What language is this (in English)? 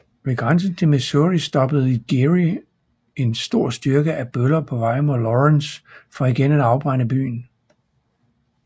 Danish